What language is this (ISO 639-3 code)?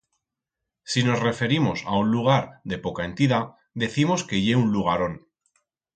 arg